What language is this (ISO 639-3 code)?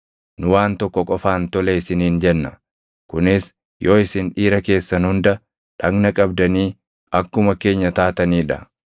orm